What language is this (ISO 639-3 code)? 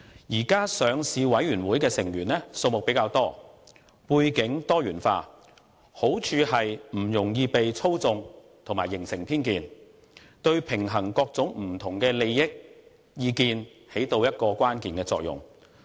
yue